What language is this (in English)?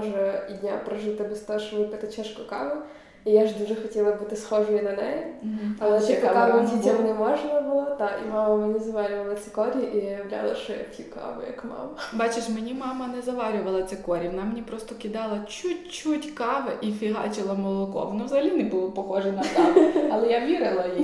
Ukrainian